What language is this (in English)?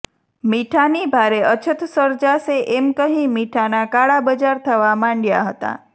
Gujarati